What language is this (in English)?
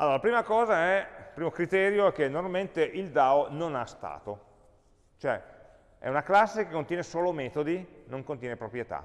Italian